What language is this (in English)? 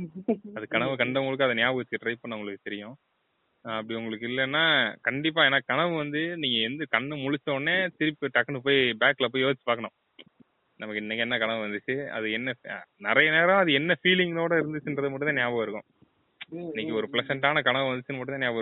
Tamil